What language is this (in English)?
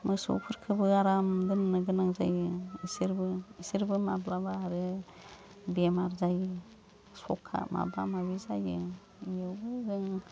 Bodo